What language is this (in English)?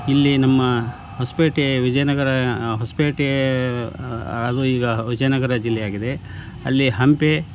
Kannada